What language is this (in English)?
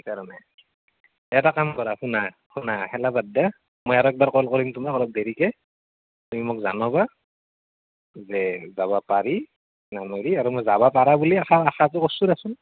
Assamese